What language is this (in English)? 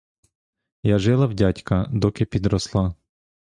Ukrainian